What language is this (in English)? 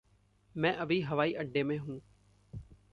Hindi